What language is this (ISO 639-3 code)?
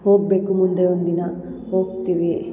kan